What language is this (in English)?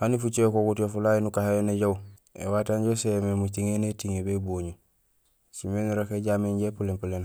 Gusilay